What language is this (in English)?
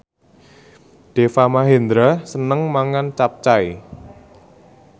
Javanese